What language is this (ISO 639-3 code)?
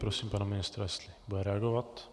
ces